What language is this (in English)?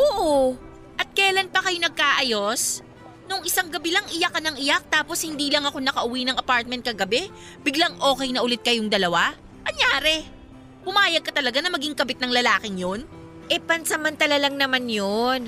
Filipino